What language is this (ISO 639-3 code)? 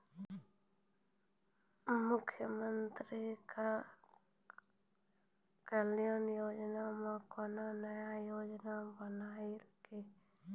mai